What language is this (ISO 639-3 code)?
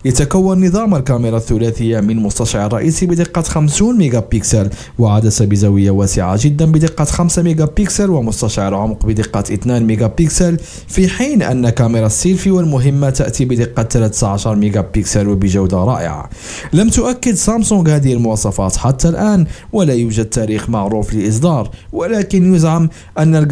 ara